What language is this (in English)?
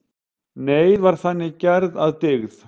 Icelandic